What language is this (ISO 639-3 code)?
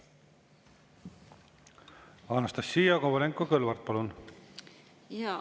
est